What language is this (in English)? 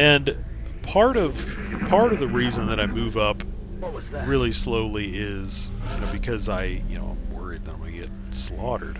English